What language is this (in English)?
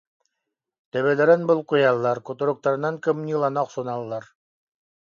Yakut